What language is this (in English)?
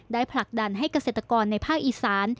Thai